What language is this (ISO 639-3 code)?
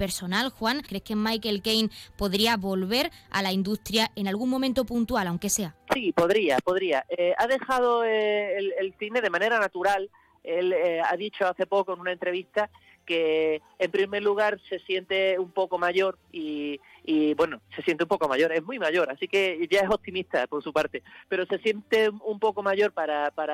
spa